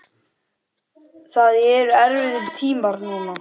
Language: Icelandic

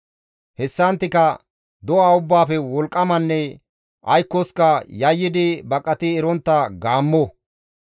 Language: Gamo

